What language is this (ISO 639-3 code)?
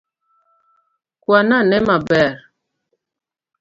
luo